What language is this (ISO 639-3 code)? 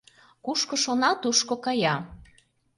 chm